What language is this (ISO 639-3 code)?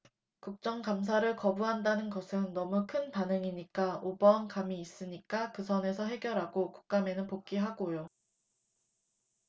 kor